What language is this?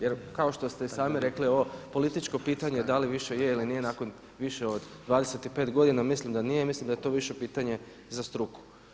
Croatian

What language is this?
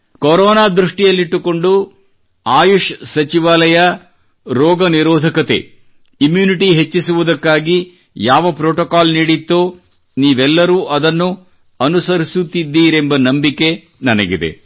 Kannada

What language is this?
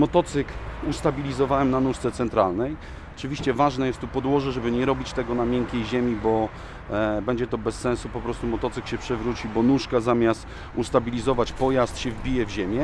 Polish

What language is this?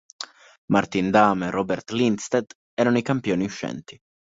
Italian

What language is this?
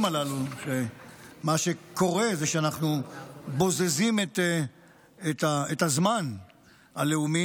Hebrew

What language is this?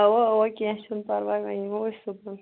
Kashmiri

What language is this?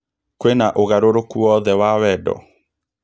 Kikuyu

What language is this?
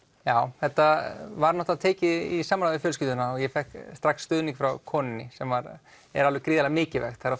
Icelandic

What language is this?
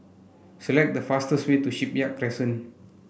English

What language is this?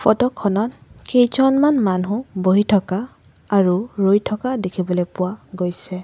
Assamese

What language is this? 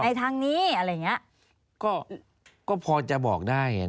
Thai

